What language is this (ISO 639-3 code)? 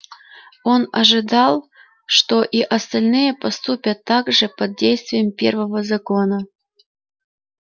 rus